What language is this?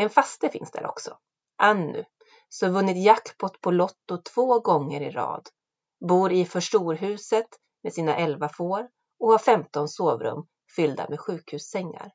Swedish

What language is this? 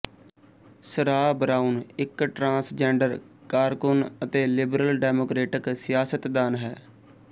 Punjabi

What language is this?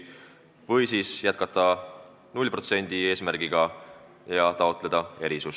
Estonian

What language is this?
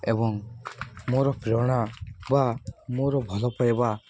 Odia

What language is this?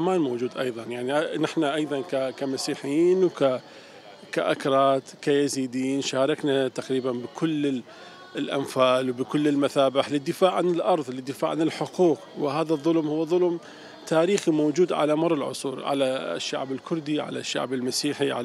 Arabic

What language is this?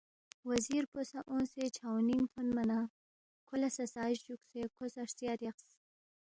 Balti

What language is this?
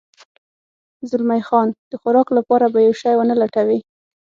Pashto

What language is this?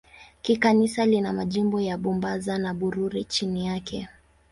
Swahili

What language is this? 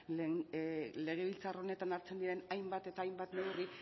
Basque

